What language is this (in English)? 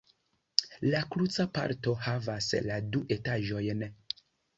Esperanto